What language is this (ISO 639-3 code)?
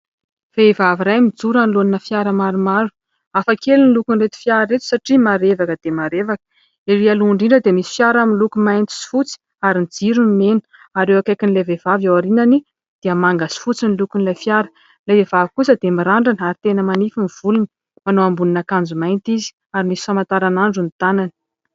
mlg